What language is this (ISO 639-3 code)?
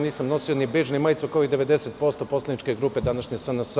srp